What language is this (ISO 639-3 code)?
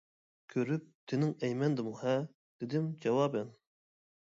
uig